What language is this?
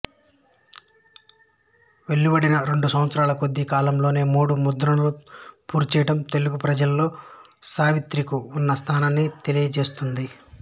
Telugu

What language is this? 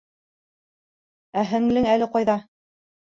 Bashkir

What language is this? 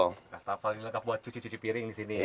Indonesian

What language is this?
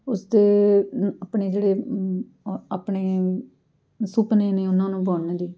Punjabi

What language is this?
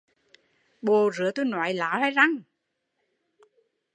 Vietnamese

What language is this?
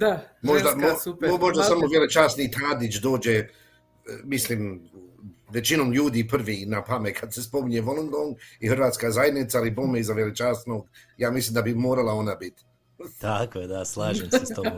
Croatian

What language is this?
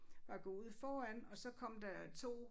Danish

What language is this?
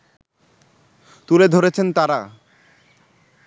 Bangla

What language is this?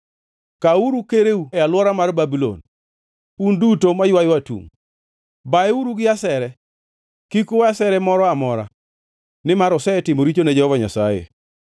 Luo (Kenya and Tanzania)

